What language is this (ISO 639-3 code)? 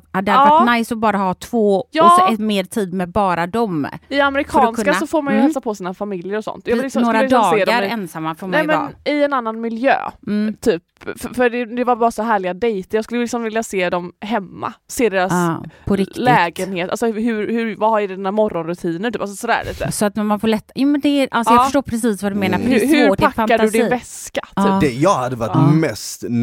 swe